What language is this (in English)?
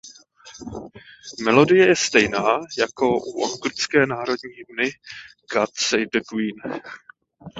Czech